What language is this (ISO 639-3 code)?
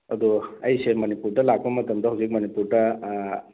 mni